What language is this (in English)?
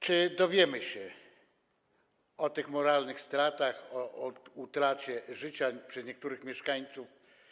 Polish